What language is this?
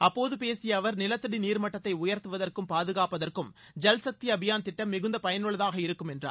Tamil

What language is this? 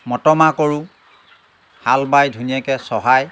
Assamese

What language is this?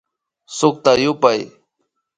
Imbabura Highland Quichua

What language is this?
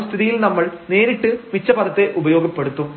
Malayalam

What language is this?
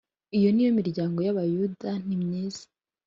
Kinyarwanda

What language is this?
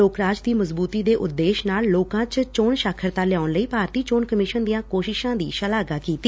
Punjabi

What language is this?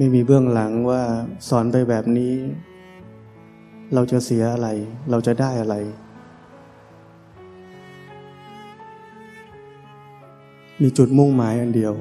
Thai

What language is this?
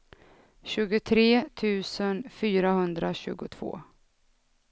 Swedish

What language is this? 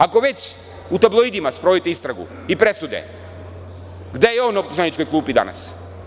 Serbian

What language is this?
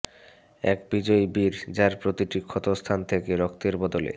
Bangla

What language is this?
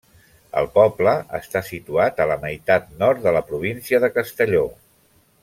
Catalan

